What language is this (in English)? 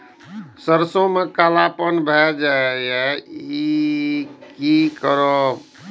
Maithili